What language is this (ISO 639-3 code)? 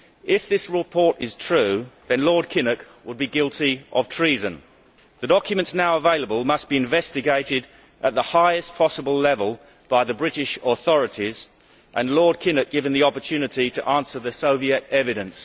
eng